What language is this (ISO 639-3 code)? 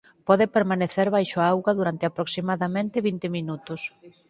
glg